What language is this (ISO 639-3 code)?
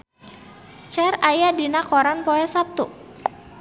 sun